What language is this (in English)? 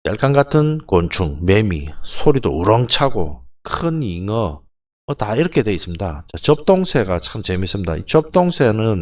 Korean